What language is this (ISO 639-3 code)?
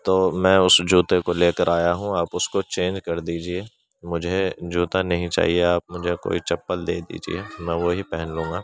urd